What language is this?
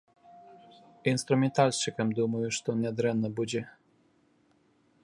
Belarusian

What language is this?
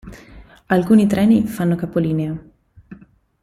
Italian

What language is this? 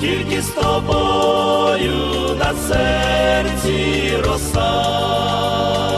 Ukrainian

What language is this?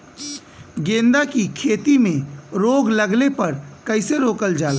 Bhojpuri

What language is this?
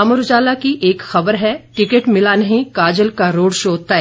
Hindi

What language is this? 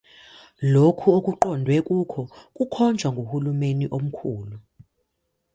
Zulu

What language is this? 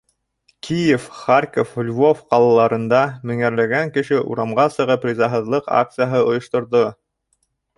Bashkir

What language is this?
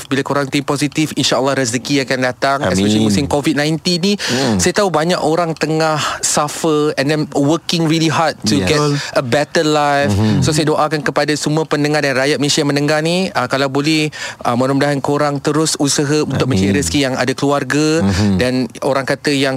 Malay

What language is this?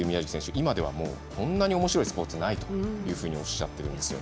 Japanese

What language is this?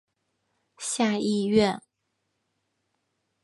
Chinese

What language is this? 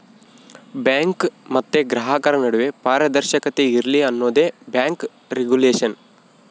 Kannada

